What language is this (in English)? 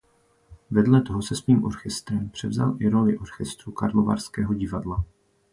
Czech